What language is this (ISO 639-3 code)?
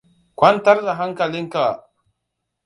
hau